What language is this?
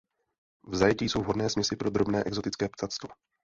Czech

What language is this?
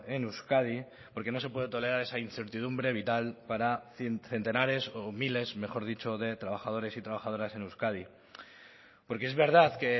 Spanish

